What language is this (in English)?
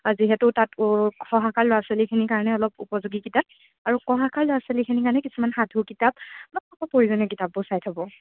Assamese